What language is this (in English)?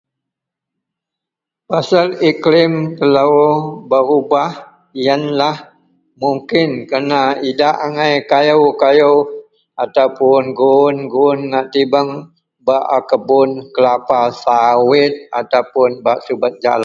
Central Melanau